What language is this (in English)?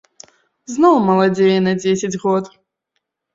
Belarusian